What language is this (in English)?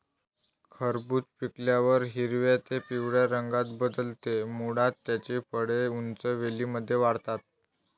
Marathi